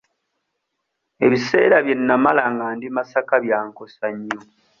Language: Ganda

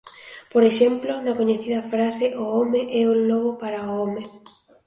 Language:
Galician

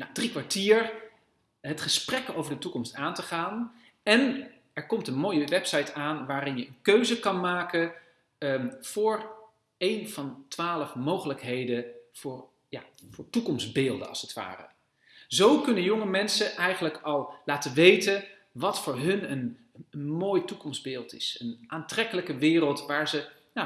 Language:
Dutch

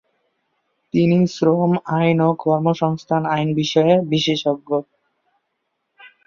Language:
Bangla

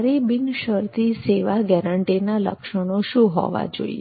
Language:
Gujarati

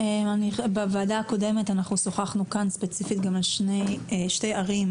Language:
Hebrew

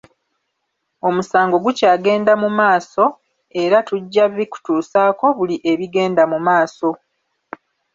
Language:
Ganda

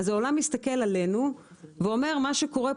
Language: Hebrew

